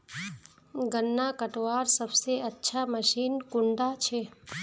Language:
Magahi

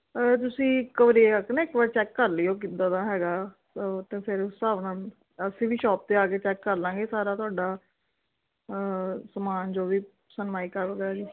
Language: Punjabi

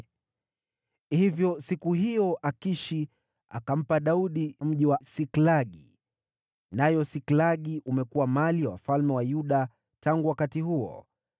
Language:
Swahili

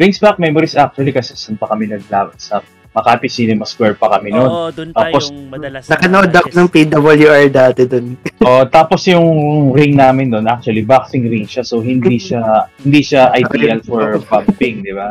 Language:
Filipino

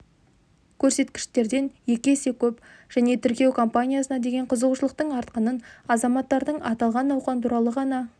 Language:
Kazakh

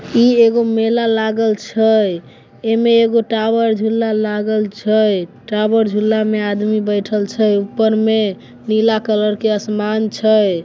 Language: Maithili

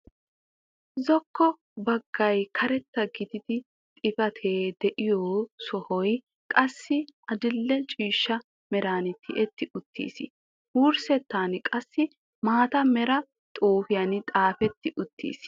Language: Wolaytta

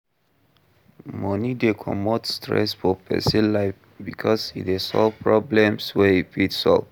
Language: Nigerian Pidgin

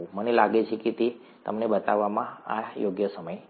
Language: Gujarati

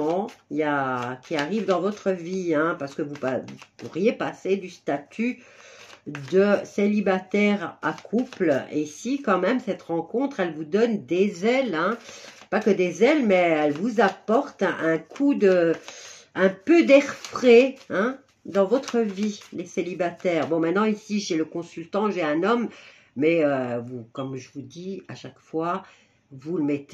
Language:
French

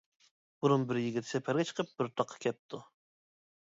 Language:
Uyghur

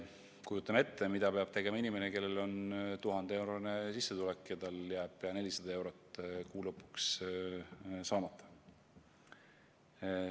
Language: Estonian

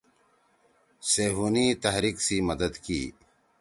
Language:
Torwali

